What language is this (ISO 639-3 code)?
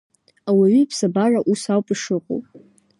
abk